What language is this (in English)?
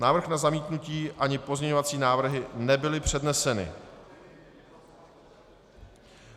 Czech